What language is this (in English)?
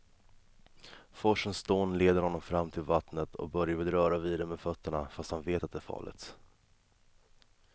Swedish